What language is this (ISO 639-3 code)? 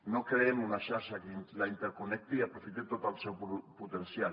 cat